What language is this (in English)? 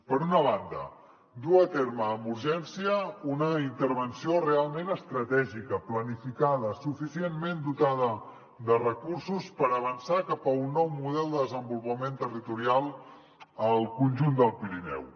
Catalan